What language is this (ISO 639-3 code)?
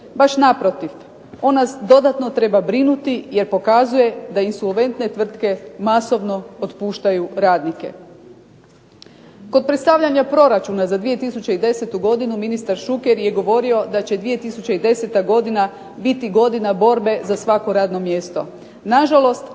hrv